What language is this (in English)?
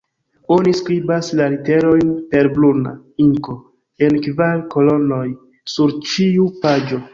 Esperanto